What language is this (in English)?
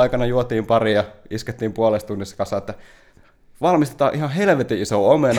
Finnish